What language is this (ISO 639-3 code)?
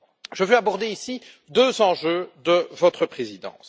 fra